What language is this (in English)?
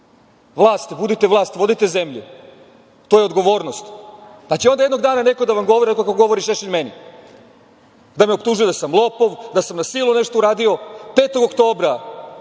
Serbian